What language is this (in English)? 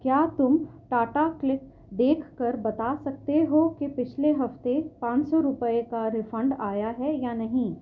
Urdu